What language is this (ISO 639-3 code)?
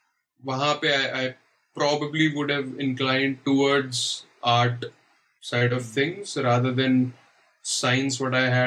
urd